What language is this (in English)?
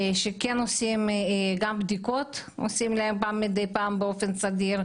Hebrew